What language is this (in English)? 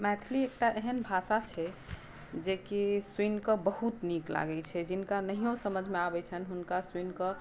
Maithili